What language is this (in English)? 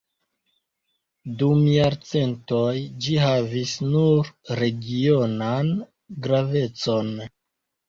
Esperanto